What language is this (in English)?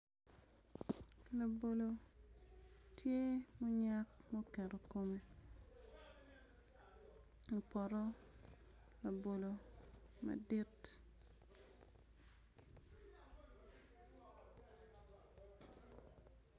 Acoli